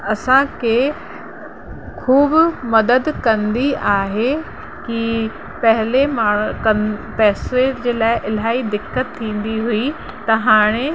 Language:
Sindhi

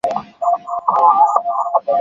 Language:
Swahili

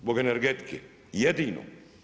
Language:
Croatian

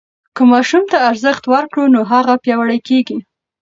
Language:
Pashto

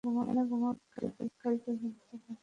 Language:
Bangla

